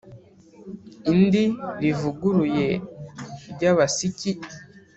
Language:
Kinyarwanda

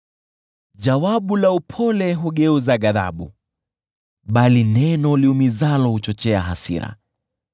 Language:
Swahili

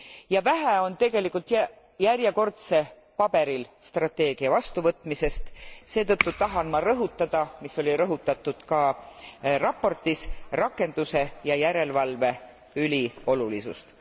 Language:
Estonian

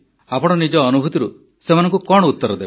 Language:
Odia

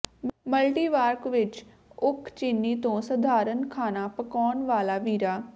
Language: Punjabi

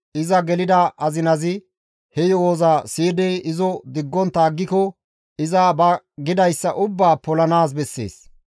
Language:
Gamo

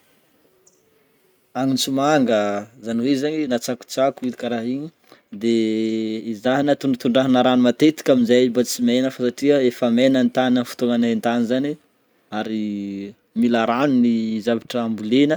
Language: Northern Betsimisaraka Malagasy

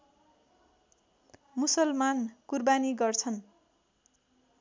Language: Nepali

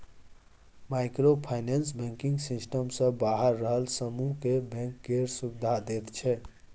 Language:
Maithili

